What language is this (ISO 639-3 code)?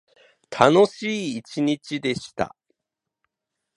jpn